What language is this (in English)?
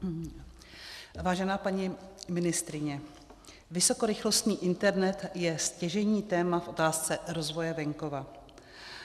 Czech